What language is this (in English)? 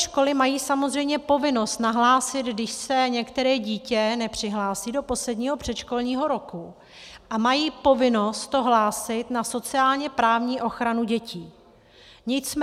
Czech